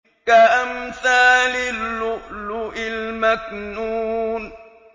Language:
Arabic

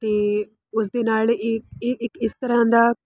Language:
Punjabi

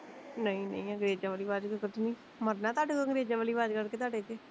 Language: Punjabi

